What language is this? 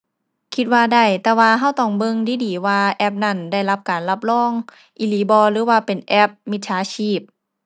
Thai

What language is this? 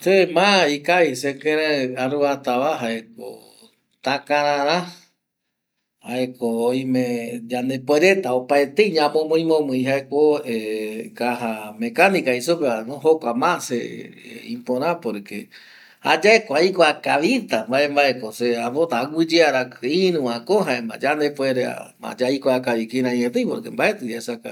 Eastern Bolivian Guaraní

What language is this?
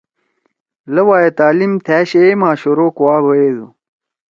Torwali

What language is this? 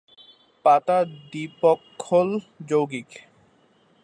Bangla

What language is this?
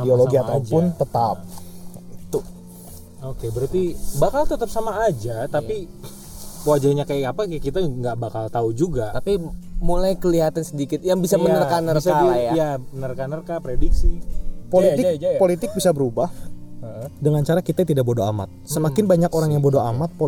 Indonesian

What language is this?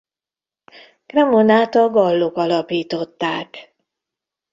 Hungarian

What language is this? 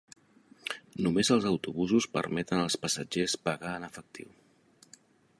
Catalan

